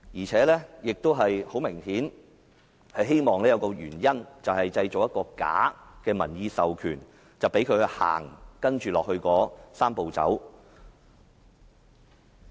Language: Cantonese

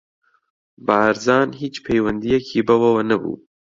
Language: Central Kurdish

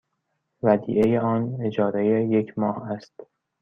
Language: Persian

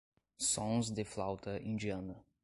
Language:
Portuguese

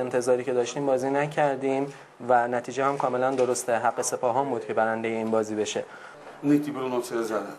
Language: Persian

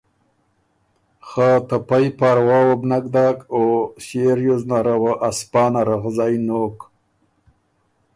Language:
Ormuri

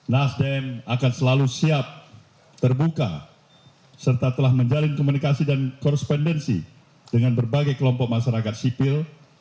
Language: Indonesian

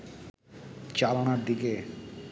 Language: Bangla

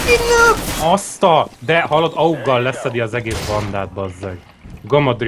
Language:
Hungarian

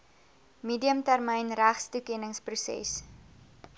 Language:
Afrikaans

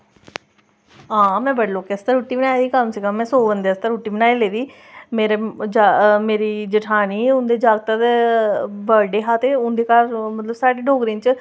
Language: Dogri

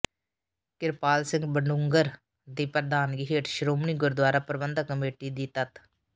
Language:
Punjabi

